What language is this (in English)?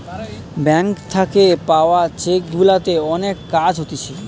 Bangla